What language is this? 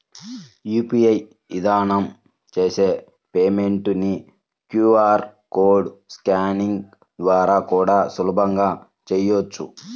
Telugu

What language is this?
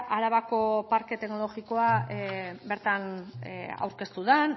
Basque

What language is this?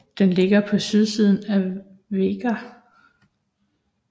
Danish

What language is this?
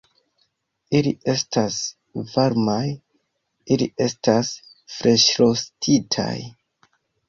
Esperanto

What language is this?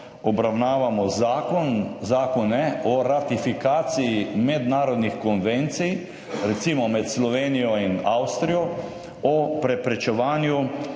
Slovenian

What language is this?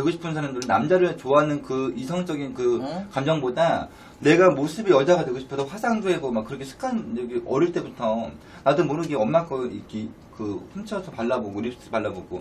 Korean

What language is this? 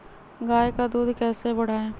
Magahi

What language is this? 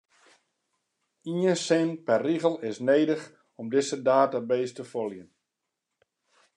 Western Frisian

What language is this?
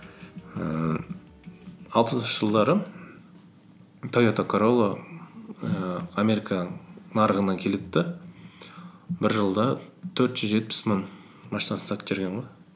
Kazakh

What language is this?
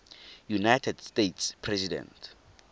Tswana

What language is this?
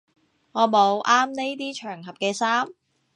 Cantonese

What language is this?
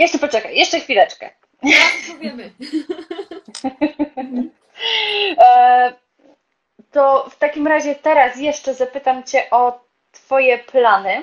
Polish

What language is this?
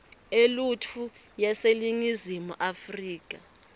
Swati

